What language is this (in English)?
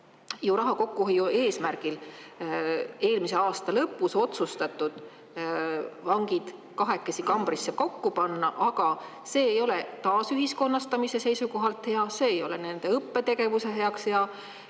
Estonian